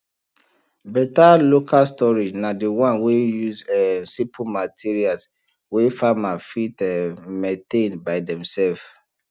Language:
Nigerian Pidgin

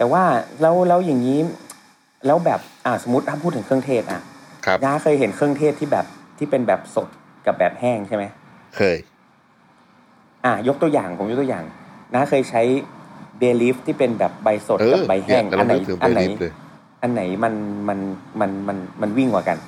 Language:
Thai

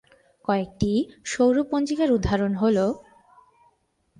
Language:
Bangla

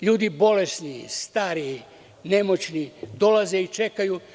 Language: Serbian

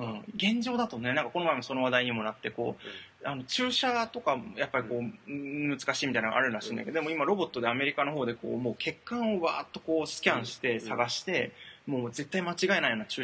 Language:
Japanese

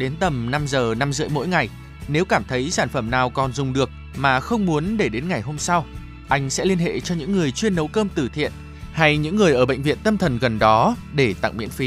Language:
Vietnamese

